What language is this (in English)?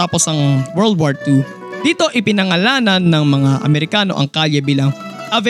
Filipino